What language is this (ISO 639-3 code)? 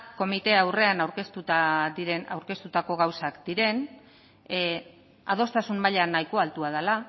eus